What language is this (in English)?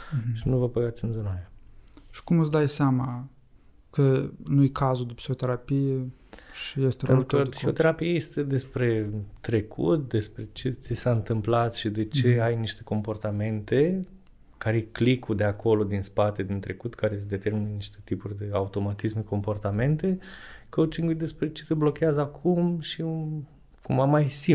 Romanian